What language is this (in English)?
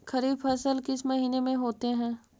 Magahi